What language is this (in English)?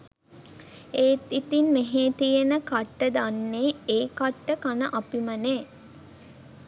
Sinhala